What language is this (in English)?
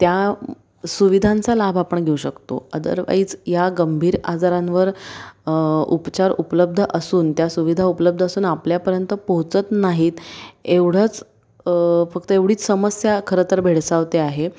Marathi